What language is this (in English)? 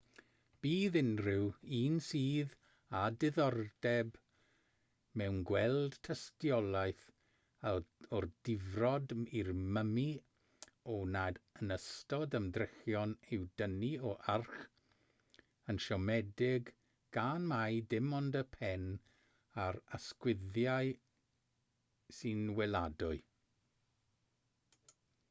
Welsh